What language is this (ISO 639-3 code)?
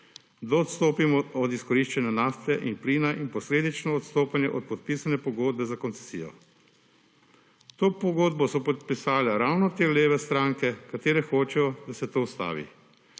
slv